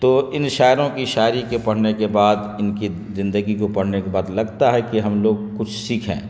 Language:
Urdu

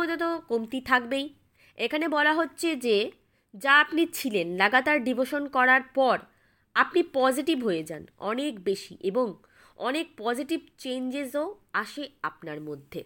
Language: Bangla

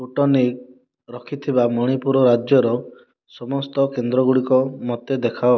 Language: Odia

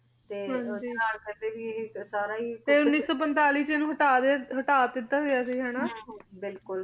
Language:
Punjabi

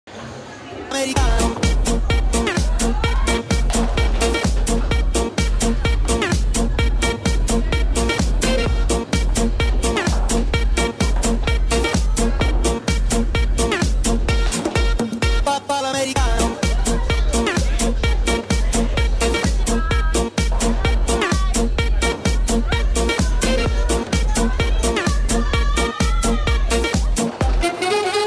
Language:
Romanian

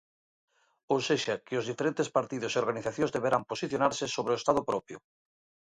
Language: Galician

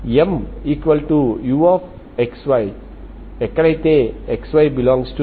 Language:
Telugu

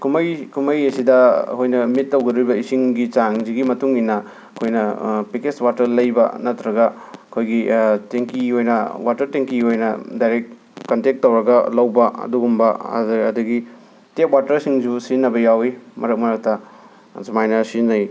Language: Manipuri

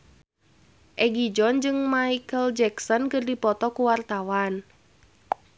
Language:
Sundanese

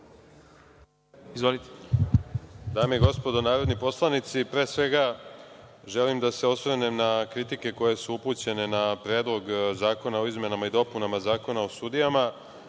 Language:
Serbian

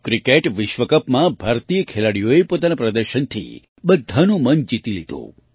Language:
Gujarati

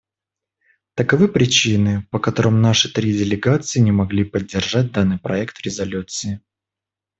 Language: Russian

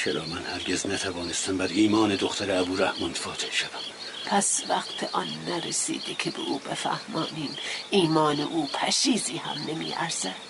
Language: Persian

